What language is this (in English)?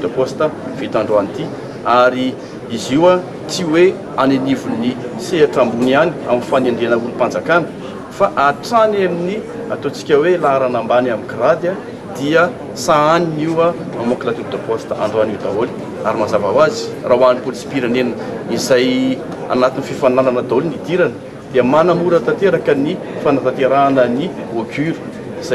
Romanian